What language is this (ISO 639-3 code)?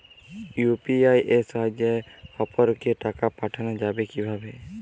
ben